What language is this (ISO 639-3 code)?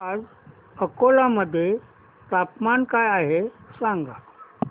mar